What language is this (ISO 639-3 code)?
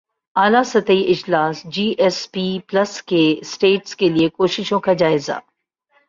urd